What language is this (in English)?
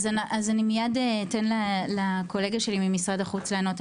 Hebrew